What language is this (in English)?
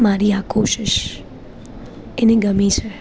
Gujarati